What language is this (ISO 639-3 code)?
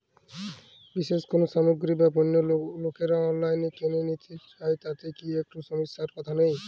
ben